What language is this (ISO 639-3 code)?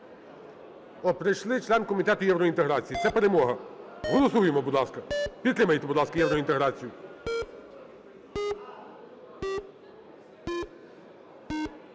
ukr